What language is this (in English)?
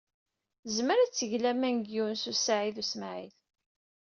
Kabyle